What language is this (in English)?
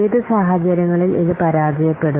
Malayalam